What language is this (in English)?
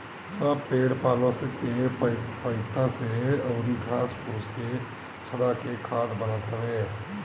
Bhojpuri